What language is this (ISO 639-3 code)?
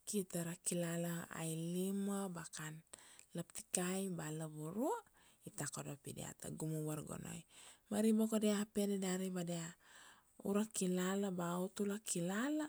ksd